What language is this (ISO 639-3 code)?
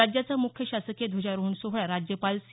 mar